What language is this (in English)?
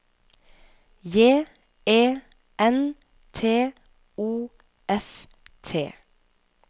Norwegian